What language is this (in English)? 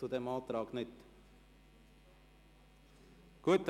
Swiss German